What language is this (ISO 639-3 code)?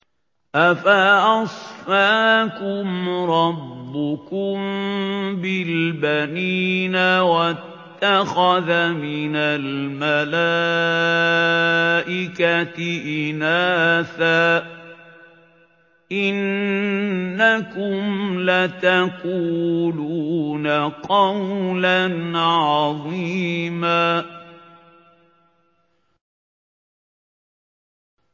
ara